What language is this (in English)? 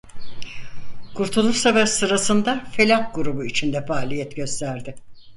Turkish